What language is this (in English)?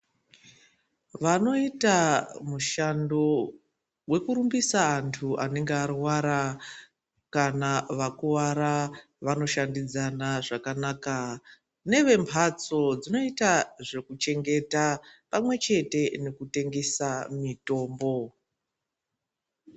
Ndau